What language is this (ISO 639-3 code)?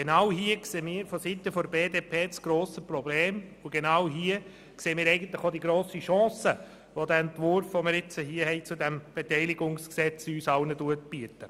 gsw